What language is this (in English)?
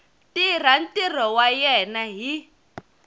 Tsonga